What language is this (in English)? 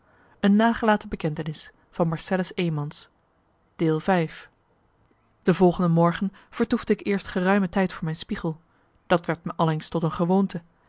Dutch